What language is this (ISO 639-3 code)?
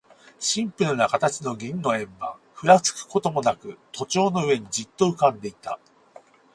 jpn